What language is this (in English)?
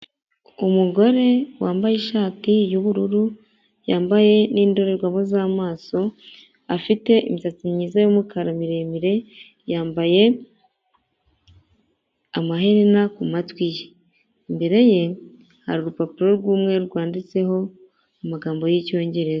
Kinyarwanda